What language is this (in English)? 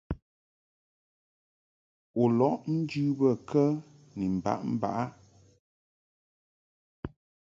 Mungaka